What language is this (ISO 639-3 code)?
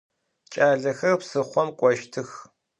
ady